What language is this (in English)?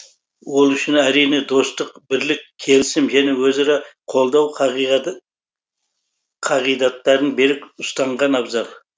Kazakh